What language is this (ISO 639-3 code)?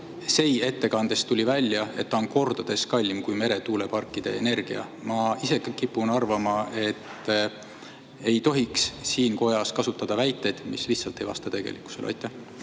est